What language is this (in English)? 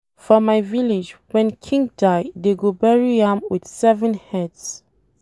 Nigerian Pidgin